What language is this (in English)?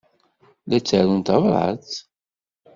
Kabyle